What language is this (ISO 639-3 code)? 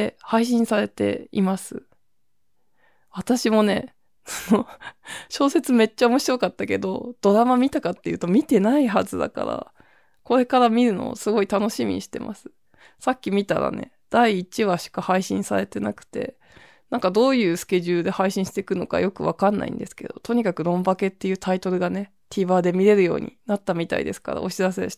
jpn